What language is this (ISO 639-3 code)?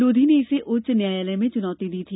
hin